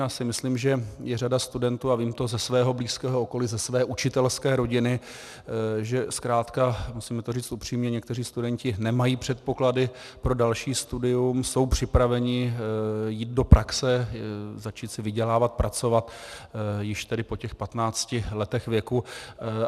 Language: Czech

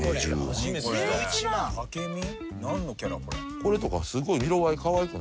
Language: Japanese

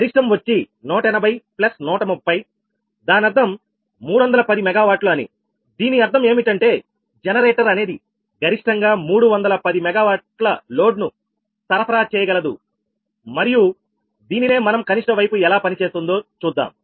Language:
Telugu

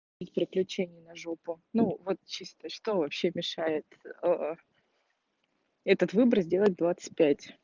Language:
Russian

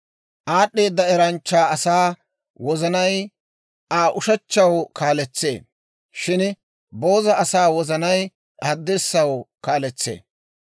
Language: Dawro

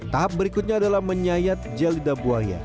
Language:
Indonesian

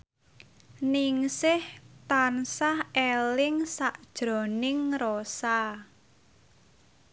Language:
Javanese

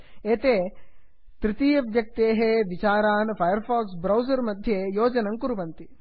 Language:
Sanskrit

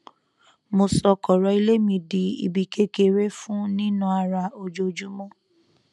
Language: Yoruba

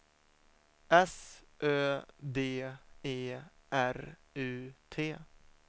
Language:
Swedish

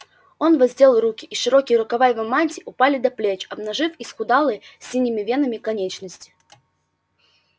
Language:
Russian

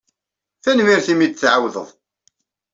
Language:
Kabyle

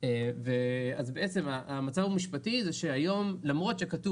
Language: Hebrew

